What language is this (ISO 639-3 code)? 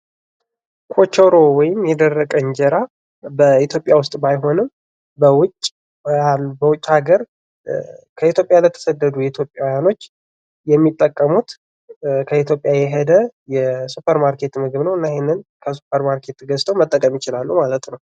amh